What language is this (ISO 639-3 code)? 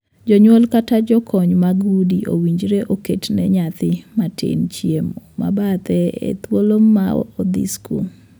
luo